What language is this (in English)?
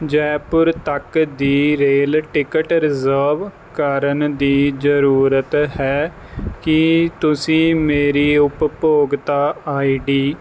Punjabi